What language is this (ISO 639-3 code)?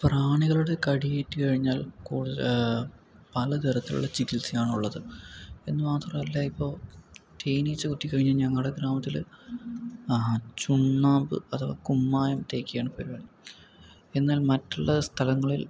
mal